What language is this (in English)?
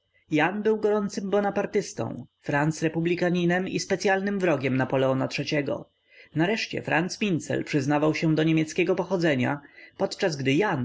Polish